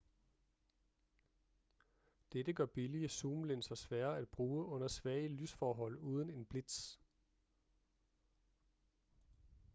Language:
Danish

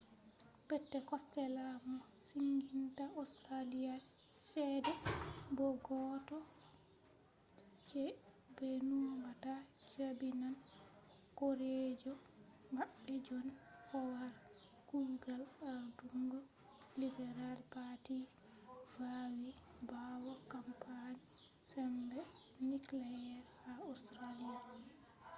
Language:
Fula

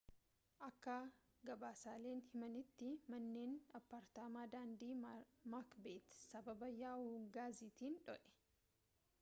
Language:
Oromo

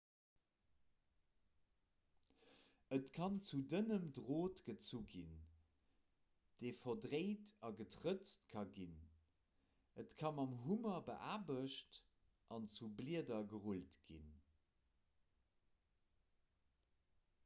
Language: Luxembourgish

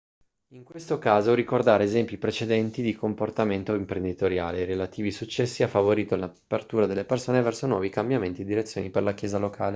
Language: Italian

